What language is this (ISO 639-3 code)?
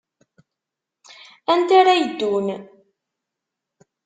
kab